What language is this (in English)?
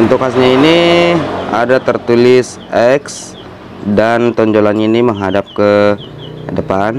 Indonesian